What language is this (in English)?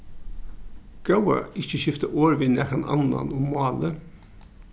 Faroese